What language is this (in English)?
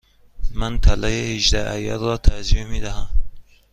Persian